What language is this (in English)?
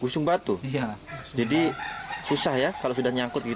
Indonesian